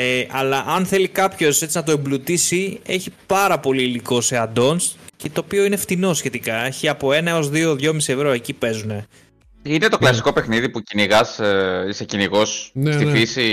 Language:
Greek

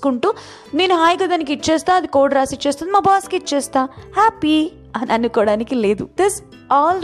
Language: Telugu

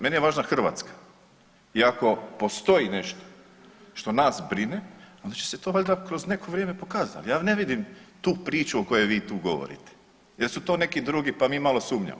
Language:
Croatian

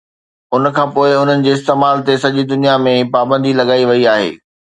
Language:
Sindhi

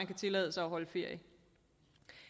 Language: Danish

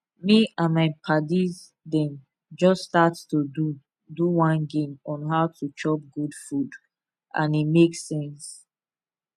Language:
Nigerian Pidgin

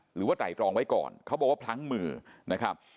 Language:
Thai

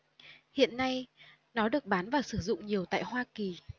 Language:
Vietnamese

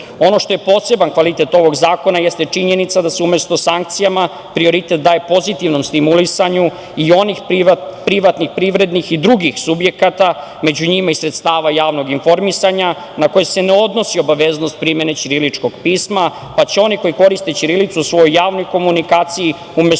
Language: Serbian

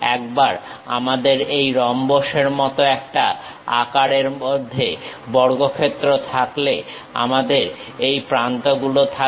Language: Bangla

